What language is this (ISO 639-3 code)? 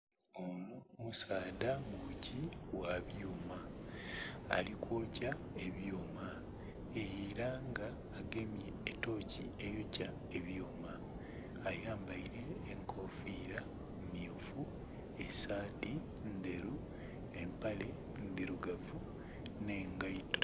xog